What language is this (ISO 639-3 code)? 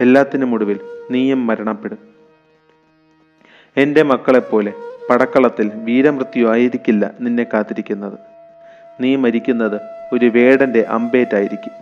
mal